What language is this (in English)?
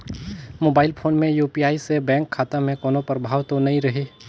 Chhattisgarhi